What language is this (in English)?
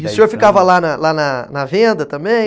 Portuguese